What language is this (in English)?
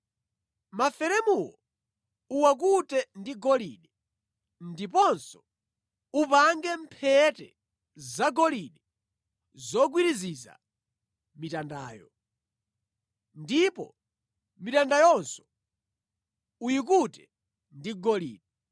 Nyanja